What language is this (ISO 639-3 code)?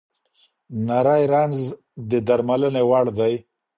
pus